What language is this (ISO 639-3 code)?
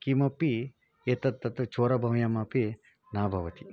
san